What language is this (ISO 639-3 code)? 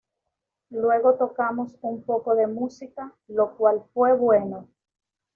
spa